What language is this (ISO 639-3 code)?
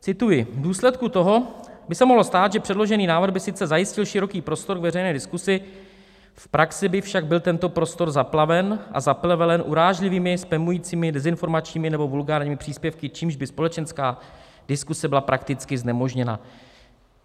ces